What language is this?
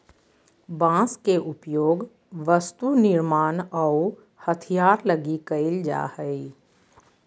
Magahi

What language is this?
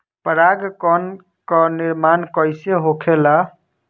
Bhojpuri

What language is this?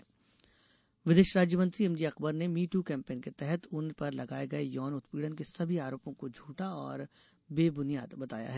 Hindi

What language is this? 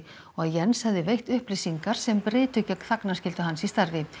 Icelandic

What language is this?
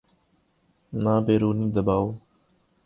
Urdu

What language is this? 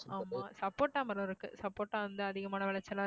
Tamil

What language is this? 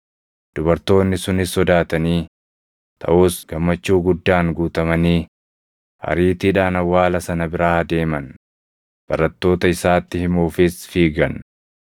Oromo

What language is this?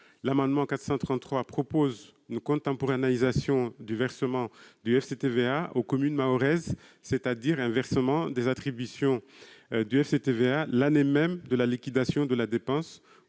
French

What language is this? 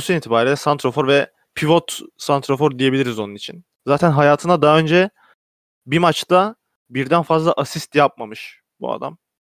Turkish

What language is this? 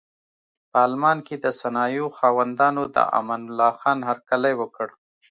Pashto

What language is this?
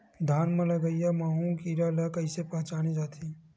Chhattisgarhi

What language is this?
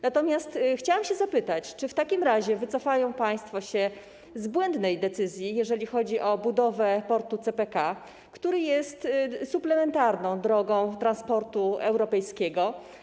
Polish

